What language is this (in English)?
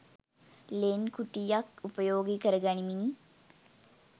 Sinhala